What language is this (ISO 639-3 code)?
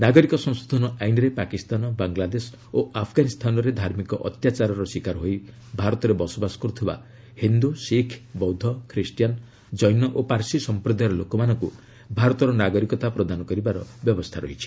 ori